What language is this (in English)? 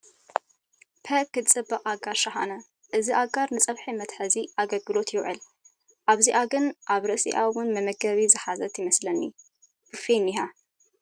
Tigrinya